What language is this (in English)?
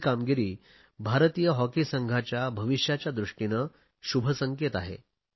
Marathi